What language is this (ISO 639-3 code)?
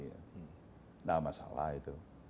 ind